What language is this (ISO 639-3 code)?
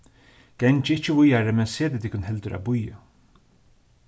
fao